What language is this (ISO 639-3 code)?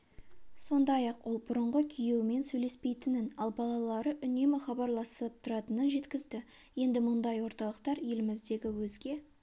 kaz